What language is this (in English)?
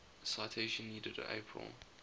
English